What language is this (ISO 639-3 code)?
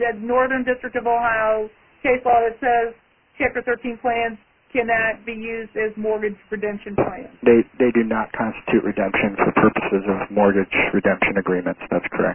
eng